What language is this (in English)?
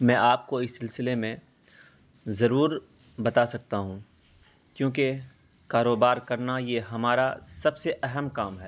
Urdu